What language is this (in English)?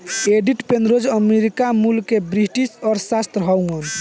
Bhojpuri